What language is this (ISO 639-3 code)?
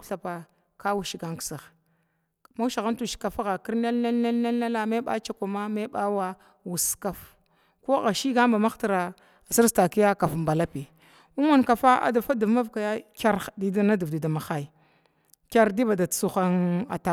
glw